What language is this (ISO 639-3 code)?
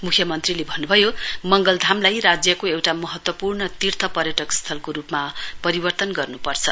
nep